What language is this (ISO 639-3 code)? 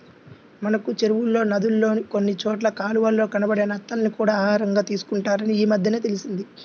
tel